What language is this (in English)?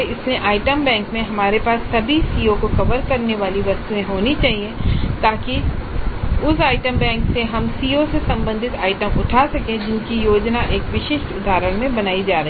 Hindi